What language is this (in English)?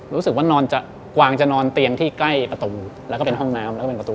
Thai